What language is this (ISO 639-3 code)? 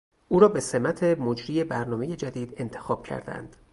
fas